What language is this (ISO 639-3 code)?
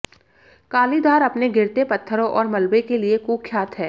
hin